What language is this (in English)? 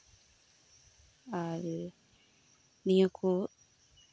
Santali